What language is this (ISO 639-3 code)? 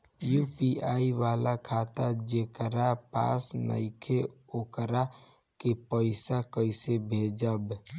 bho